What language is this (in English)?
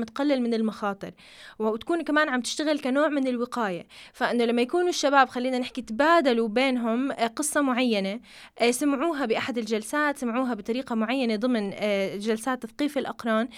Arabic